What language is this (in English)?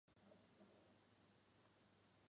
Chinese